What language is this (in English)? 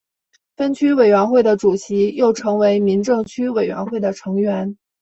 Chinese